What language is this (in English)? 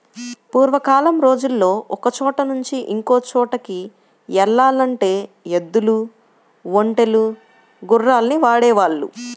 Telugu